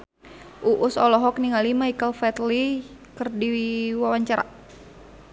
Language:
Sundanese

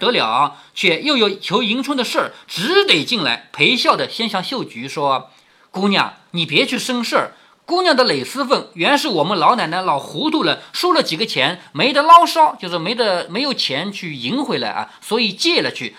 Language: Chinese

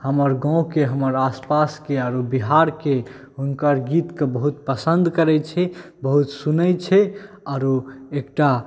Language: Maithili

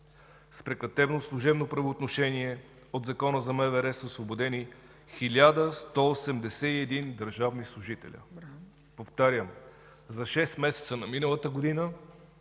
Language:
Bulgarian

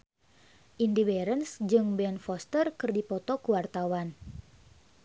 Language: Sundanese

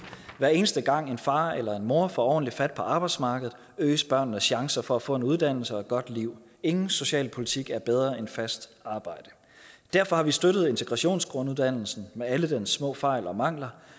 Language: Danish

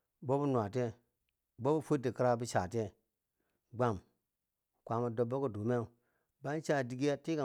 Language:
Bangwinji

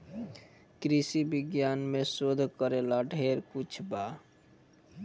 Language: Bhojpuri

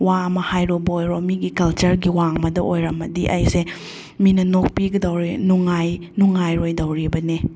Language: Manipuri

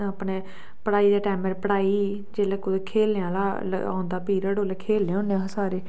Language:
Dogri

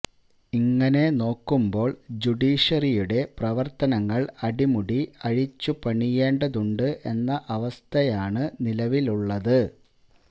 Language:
Malayalam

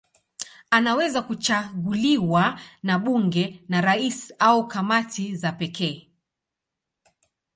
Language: Swahili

